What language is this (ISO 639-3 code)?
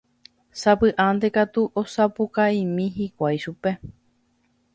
grn